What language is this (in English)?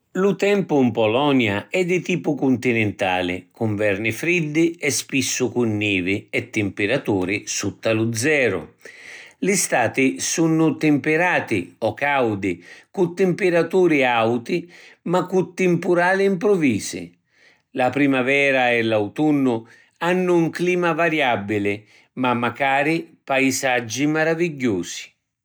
Sicilian